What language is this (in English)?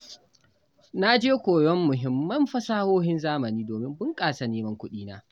Hausa